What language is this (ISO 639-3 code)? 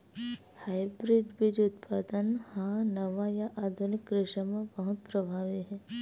hne